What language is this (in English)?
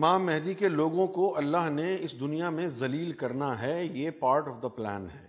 Urdu